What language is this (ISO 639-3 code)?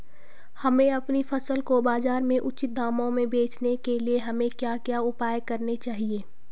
hin